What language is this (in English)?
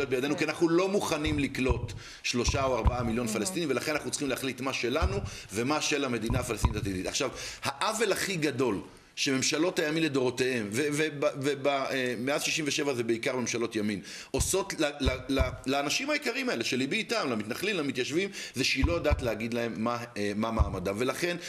Hebrew